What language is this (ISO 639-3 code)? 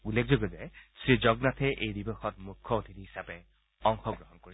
asm